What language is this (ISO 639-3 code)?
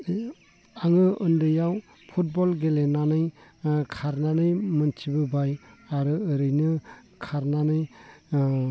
brx